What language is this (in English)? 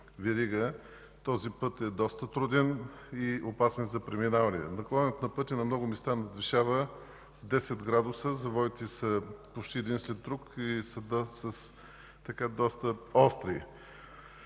Bulgarian